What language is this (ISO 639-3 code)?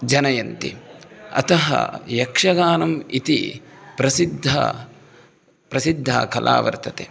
san